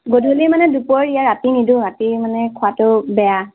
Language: Assamese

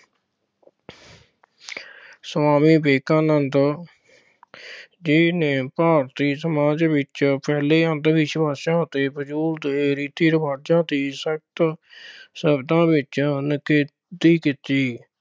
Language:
Punjabi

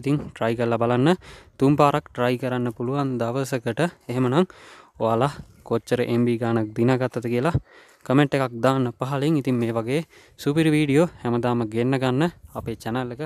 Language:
Hindi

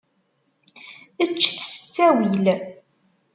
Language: Kabyle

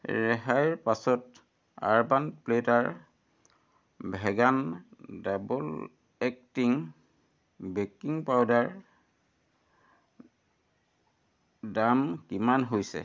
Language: Assamese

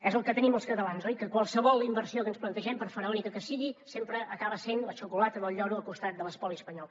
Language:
Catalan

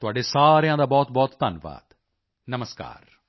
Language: Punjabi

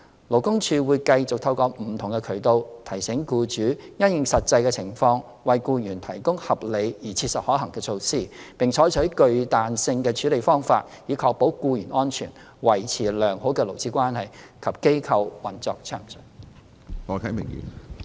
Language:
Cantonese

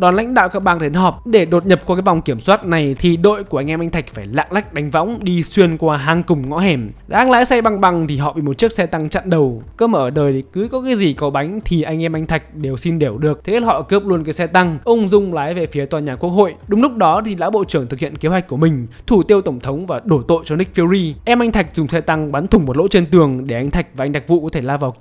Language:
Vietnamese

